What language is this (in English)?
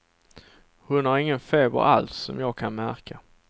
Swedish